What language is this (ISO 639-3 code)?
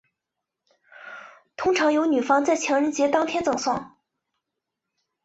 zho